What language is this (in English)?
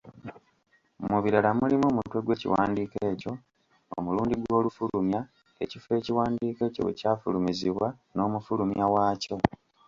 Ganda